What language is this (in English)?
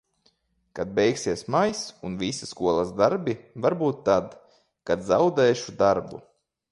Latvian